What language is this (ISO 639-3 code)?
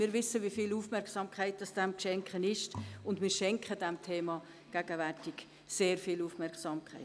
gsw